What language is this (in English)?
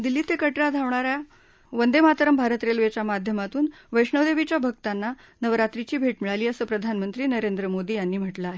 Marathi